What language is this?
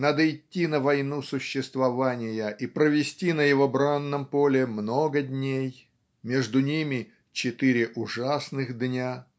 Russian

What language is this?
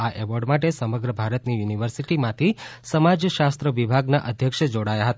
Gujarati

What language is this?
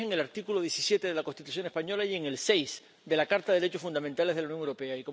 Spanish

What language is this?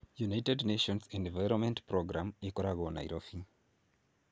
Kikuyu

